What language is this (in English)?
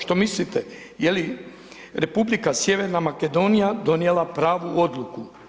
Croatian